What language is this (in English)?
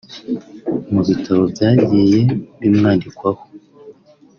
Kinyarwanda